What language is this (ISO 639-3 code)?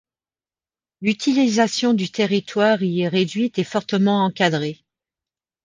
fra